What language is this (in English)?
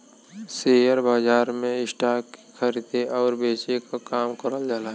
Bhojpuri